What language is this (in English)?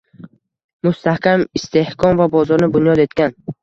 Uzbek